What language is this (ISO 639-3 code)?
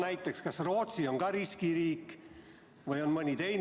est